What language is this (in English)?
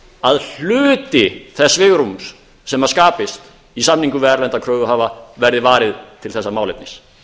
Icelandic